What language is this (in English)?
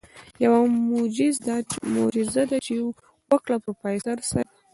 Pashto